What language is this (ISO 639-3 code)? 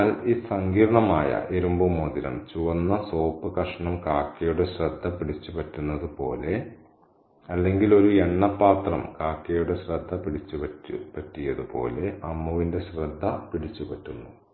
mal